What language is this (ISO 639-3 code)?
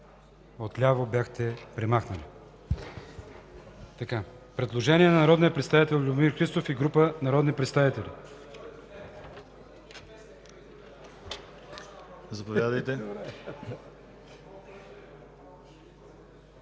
bul